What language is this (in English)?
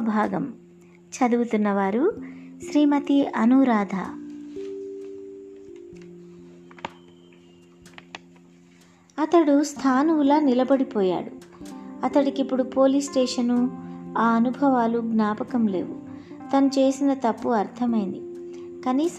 Telugu